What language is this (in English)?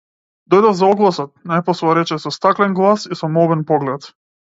Macedonian